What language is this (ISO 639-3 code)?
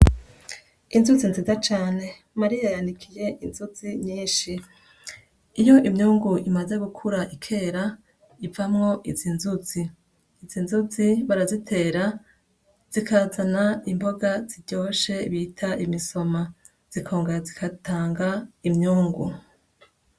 run